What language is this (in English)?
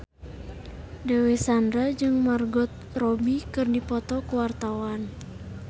Sundanese